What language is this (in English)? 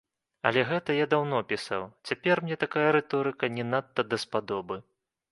Belarusian